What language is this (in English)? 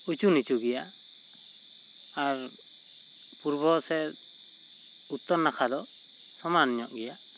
Santali